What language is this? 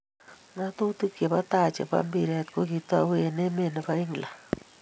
Kalenjin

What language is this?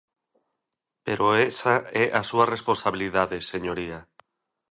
Galician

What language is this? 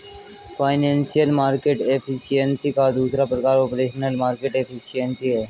Hindi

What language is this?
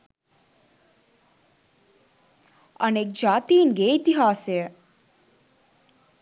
Sinhala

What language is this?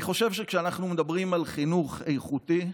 Hebrew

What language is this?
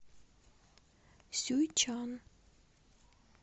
Russian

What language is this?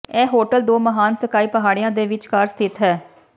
Punjabi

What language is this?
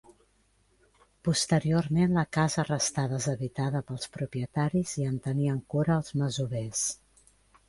Catalan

